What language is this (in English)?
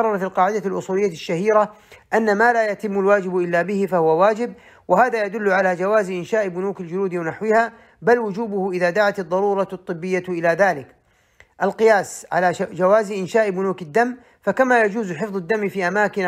Arabic